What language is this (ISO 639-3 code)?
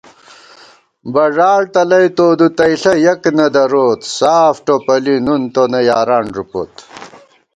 gwt